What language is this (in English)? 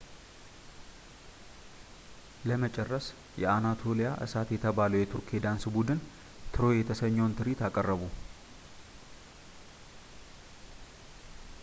Amharic